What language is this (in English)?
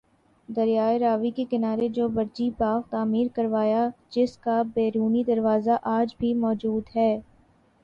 Urdu